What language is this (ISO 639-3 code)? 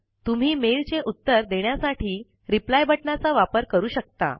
mar